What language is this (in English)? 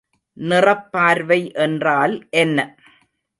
Tamil